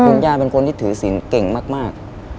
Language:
Thai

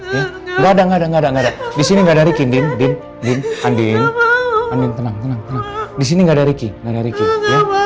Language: Indonesian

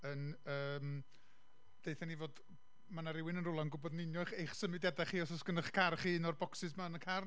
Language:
Welsh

